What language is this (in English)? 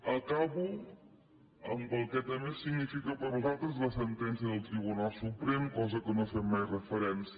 Catalan